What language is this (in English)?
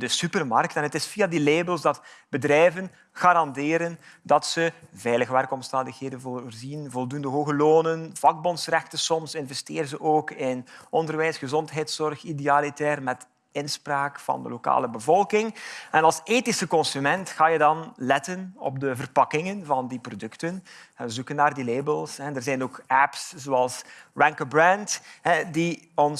Dutch